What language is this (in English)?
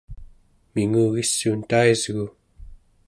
Central Yupik